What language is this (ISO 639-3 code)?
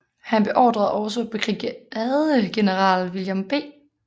dan